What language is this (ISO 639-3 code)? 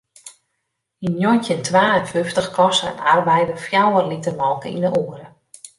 fry